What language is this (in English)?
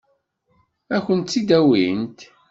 Kabyle